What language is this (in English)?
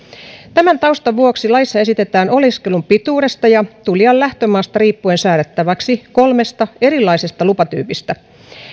Finnish